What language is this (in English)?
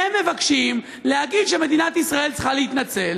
Hebrew